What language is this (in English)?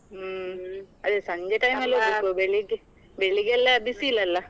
Kannada